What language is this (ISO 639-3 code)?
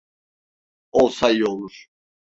tur